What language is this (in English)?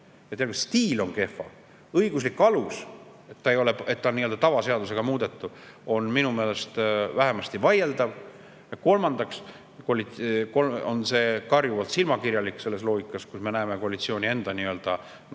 Estonian